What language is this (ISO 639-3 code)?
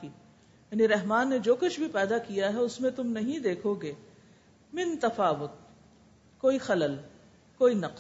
urd